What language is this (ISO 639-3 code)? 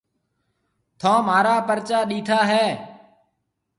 mve